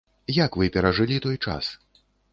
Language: Belarusian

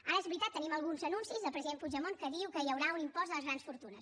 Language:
Catalan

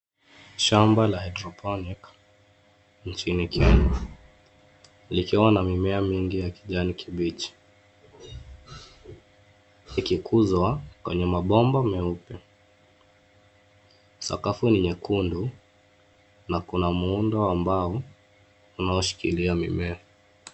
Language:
Swahili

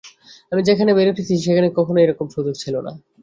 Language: Bangla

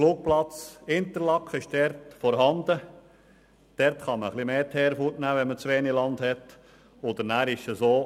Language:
Swiss German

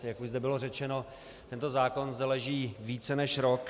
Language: Czech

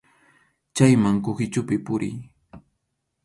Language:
Arequipa-La Unión Quechua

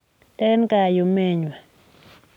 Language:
Kalenjin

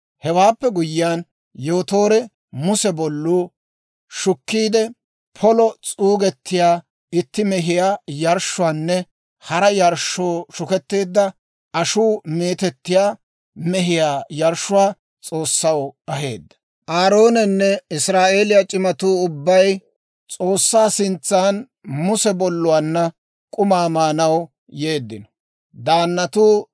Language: Dawro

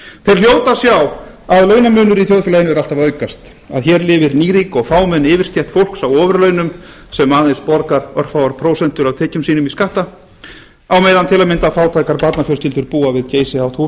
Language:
Icelandic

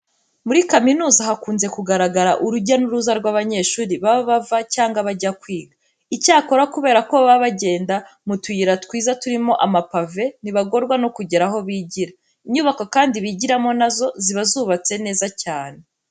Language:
Kinyarwanda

